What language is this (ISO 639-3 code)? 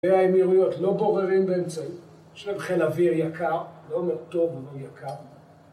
heb